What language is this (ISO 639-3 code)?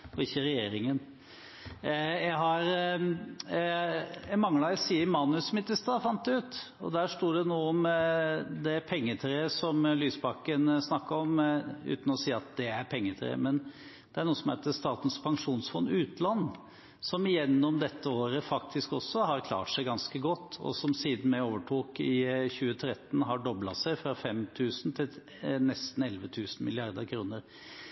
nob